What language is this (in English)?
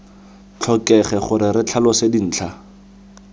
Tswana